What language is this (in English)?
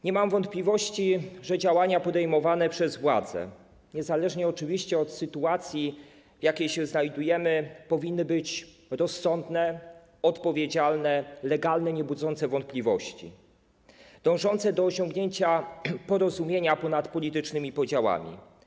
Polish